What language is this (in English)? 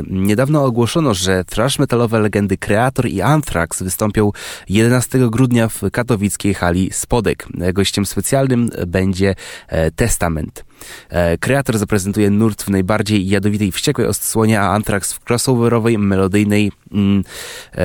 Polish